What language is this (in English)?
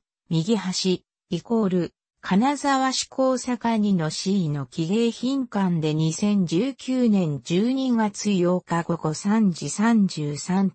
Japanese